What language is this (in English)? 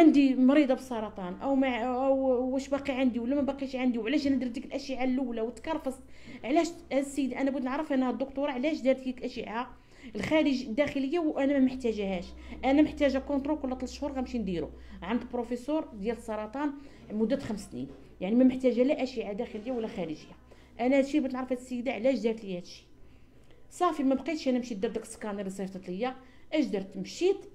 Arabic